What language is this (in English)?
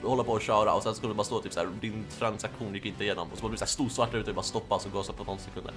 Swedish